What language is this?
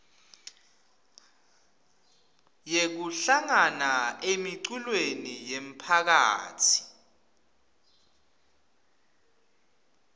Swati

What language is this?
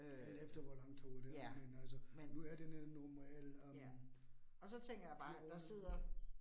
Danish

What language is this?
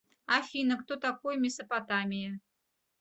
Russian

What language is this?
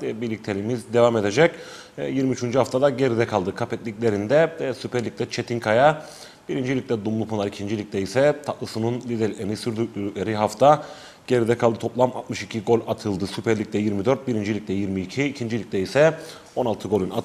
Turkish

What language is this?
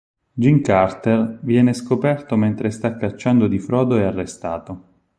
Italian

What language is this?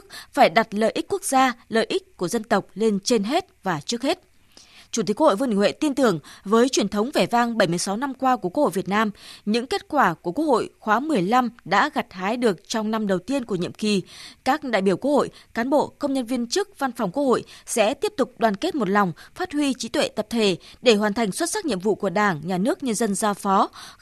Vietnamese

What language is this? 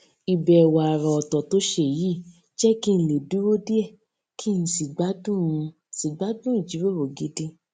Yoruba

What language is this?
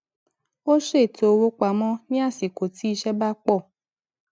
Yoruba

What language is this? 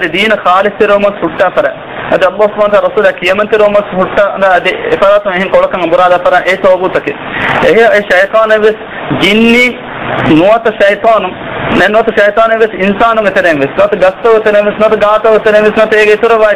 Arabic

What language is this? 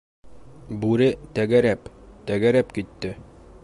Bashkir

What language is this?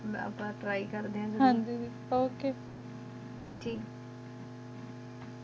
Punjabi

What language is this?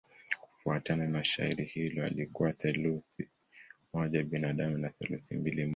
Swahili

